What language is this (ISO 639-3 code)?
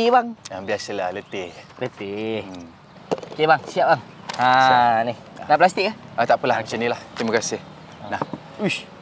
msa